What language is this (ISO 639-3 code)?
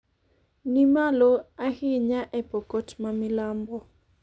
luo